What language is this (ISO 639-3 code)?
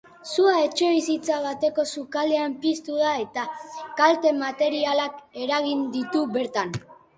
eus